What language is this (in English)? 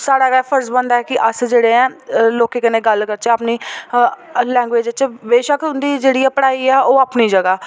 Dogri